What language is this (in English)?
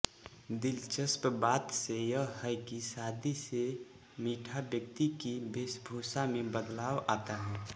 Hindi